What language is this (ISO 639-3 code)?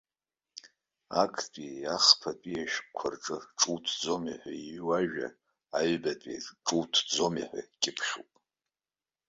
abk